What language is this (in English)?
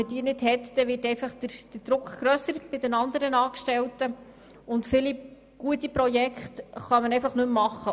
Swiss German